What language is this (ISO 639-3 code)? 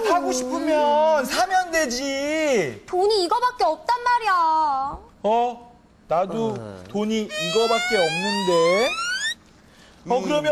kor